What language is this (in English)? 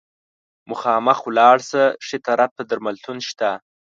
Pashto